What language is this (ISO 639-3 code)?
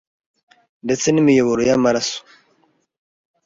kin